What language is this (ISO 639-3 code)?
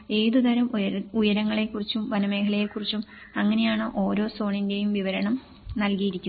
mal